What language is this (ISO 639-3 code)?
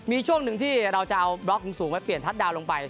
tha